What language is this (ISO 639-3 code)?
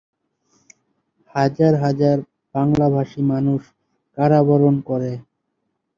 ben